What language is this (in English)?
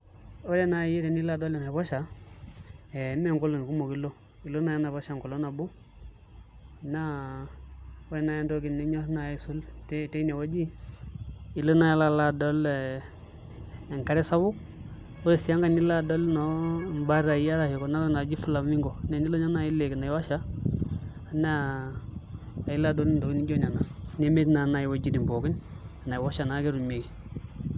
Masai